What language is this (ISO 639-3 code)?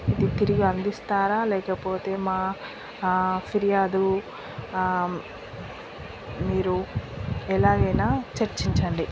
tel